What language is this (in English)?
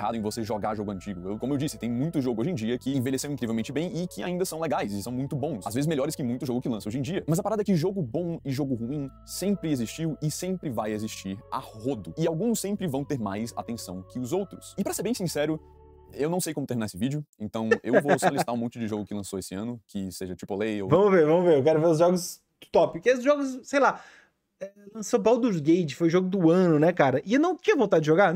Portuguese